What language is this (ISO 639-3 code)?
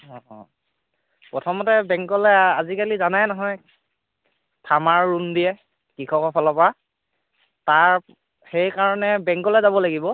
asm